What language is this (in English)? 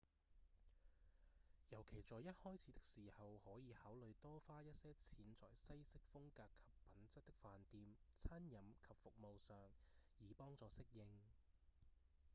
Cantonese